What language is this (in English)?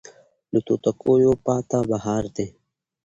Pashto